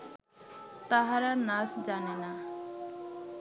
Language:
Bangla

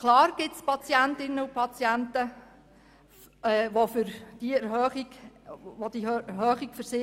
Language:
Swiss German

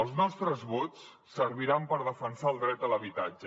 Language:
Catalan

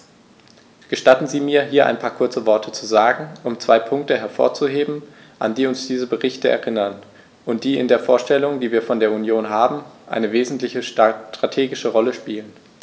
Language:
German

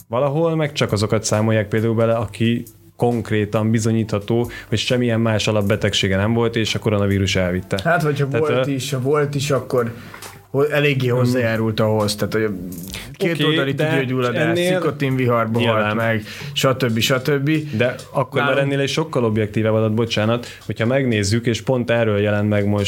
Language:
Hungarian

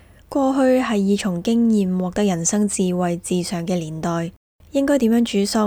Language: Chinese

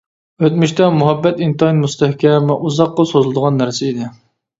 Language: Uyghur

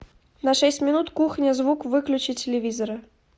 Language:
Russian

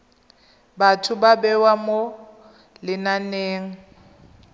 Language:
Tswana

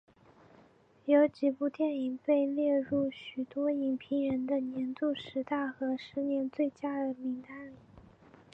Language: Chinese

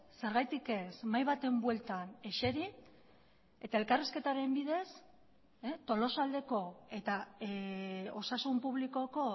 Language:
Basque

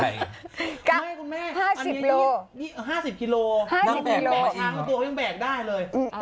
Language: Thai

